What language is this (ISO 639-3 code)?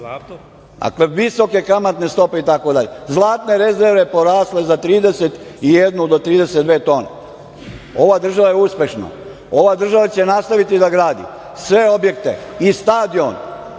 srp